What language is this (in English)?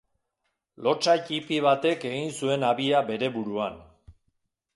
Basque